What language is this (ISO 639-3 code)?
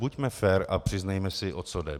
ces